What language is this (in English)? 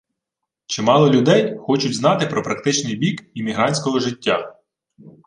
Ukrainian